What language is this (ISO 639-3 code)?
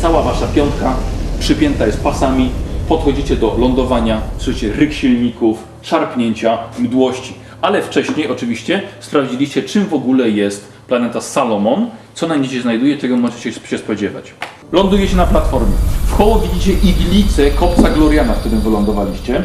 pol